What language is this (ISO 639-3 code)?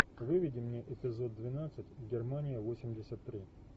rus